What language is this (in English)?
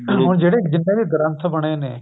Punjabi